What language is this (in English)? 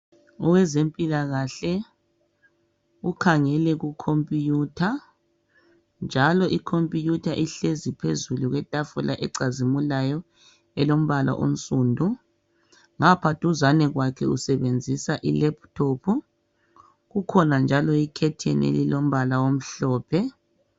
North Ndebele